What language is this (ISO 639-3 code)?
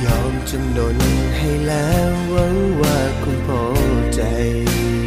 tha